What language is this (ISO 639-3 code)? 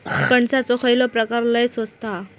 mar